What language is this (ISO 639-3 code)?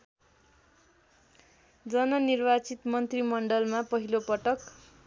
nep